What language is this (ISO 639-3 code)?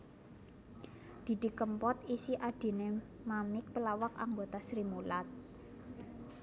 jav